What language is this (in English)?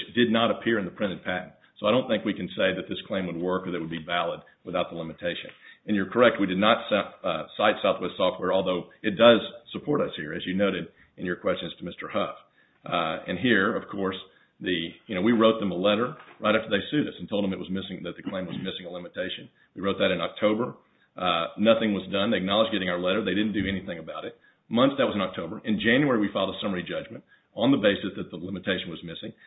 English